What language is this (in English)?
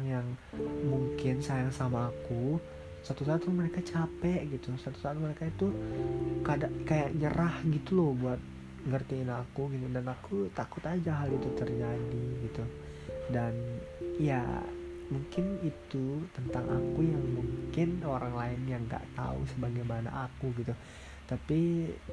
Indonesian